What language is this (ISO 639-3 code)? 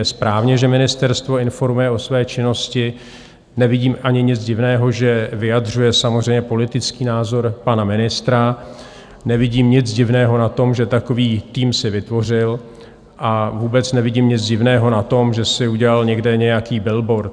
ces